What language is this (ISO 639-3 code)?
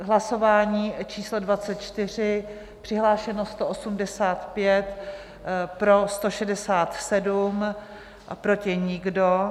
ces